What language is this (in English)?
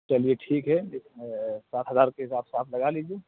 Urdu